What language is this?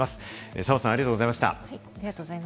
Japanese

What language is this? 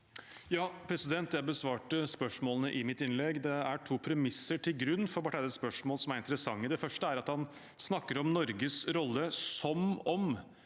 Norwegian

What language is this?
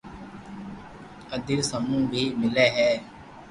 Loarki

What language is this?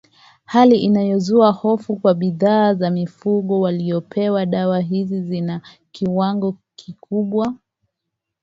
Swahili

